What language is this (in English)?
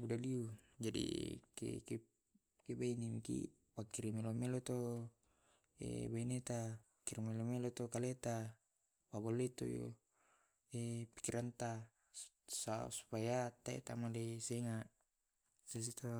Tae'